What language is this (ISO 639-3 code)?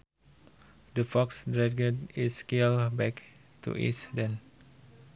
sun